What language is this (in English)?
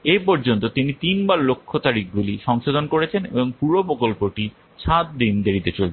Bangla